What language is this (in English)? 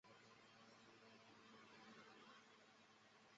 Chinese